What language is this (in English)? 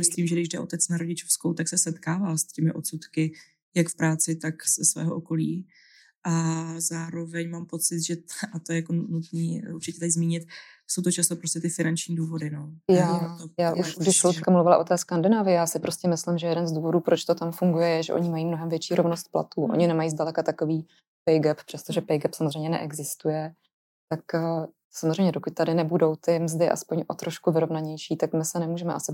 Czech